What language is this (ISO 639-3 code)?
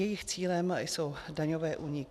ces